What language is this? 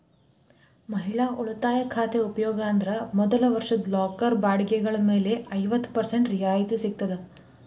Kannada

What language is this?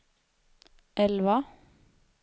Swedish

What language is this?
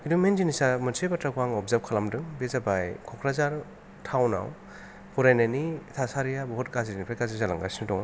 Bodo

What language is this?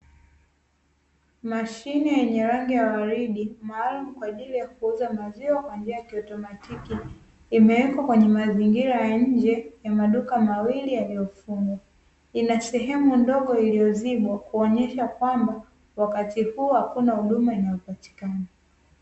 Swahili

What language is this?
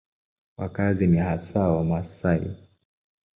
Swahili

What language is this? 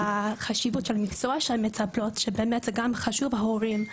Hebrew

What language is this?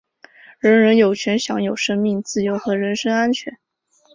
Chinese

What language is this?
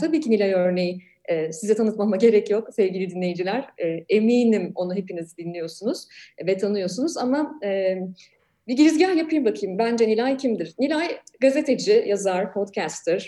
Turkish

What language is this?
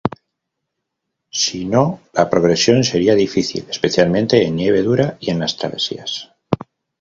Spanish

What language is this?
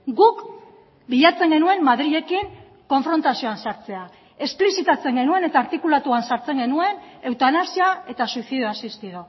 Basque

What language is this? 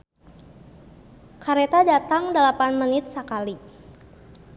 Sundanese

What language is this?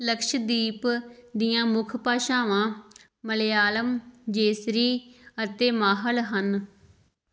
Punjabi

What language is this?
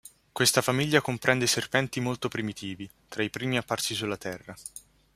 Italian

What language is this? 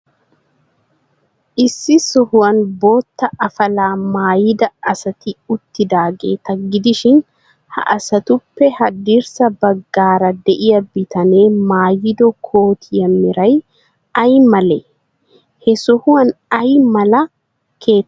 Wolaytta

